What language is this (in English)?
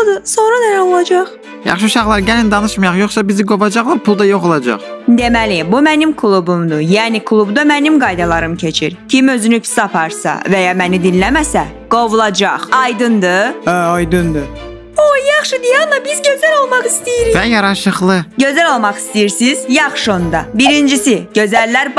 Turkish